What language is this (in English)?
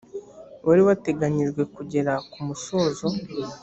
Kinyarwanda